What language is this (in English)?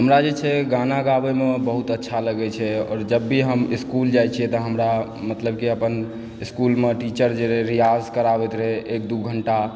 Maithili